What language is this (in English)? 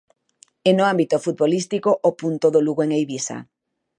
Galician